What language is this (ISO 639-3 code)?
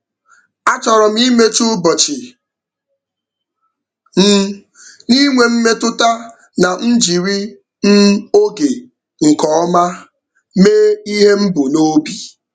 ibo